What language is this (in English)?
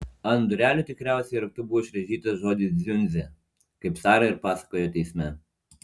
Lithuanian